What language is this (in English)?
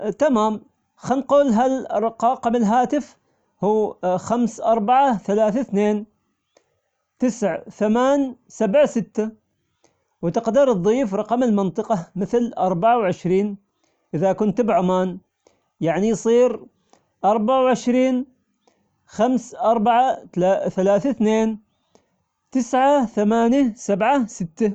Omani Arabic